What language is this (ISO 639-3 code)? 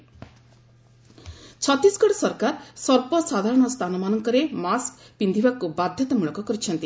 ori